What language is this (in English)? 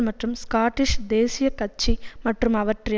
Tamil